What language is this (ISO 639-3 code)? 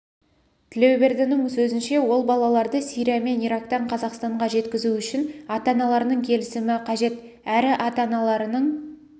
kaz